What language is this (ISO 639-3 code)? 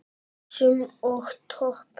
isl